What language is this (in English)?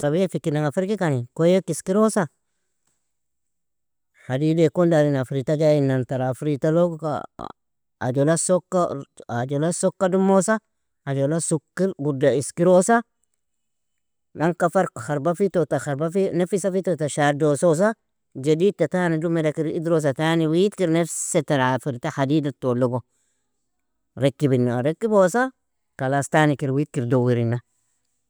Nobiin